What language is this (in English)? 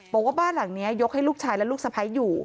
Thai